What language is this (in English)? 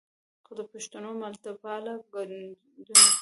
Pashto